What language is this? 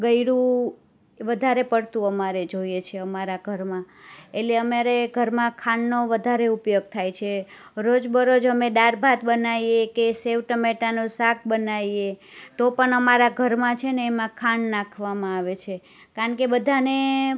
Gujarati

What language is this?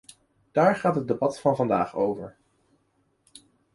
Dutch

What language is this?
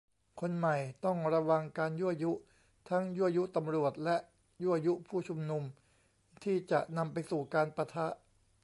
Thai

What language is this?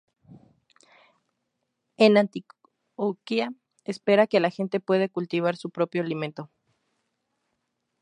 Spanish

